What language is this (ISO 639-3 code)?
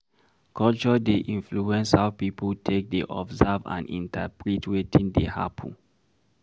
pcm